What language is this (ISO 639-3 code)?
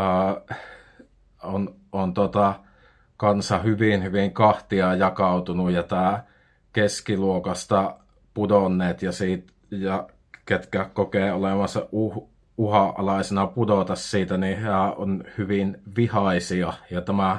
fin